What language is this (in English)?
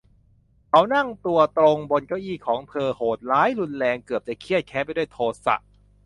Thai